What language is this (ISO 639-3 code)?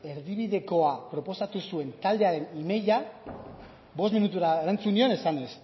eus